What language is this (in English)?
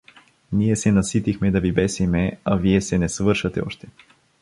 Bulgarian